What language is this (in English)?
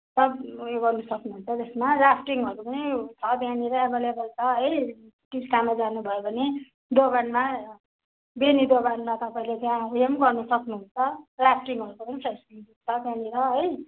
Nepali